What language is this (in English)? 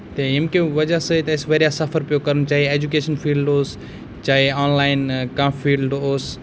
Kashmiri